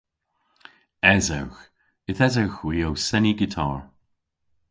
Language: Cornish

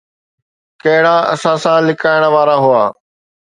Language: Sindhi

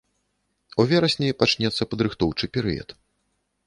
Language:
Belarusian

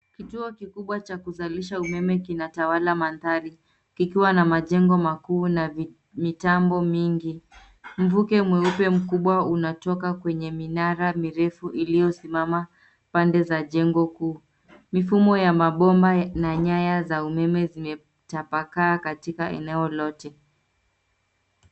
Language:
Swahili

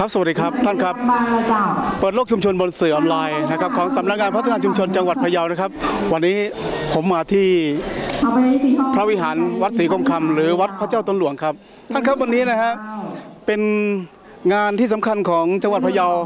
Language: Thai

